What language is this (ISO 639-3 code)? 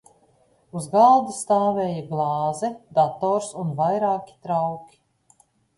lav